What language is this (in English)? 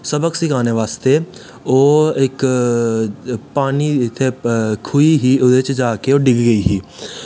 Dogri